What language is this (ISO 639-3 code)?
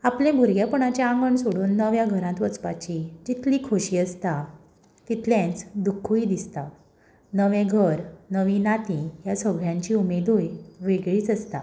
kok